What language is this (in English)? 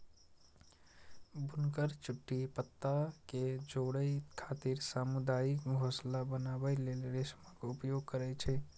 Maithili